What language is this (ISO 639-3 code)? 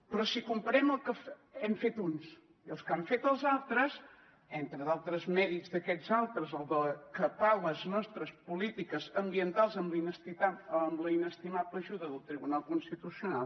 cat